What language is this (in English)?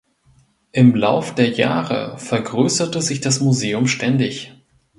German